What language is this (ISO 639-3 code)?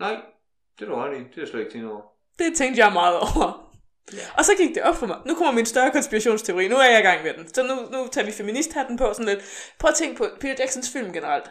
dan